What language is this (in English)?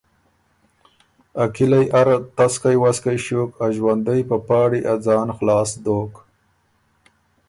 Ormuri